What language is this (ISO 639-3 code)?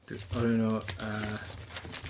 cym